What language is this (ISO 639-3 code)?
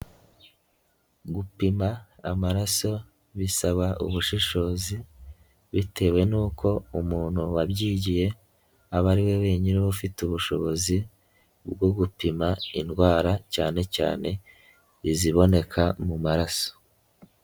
kin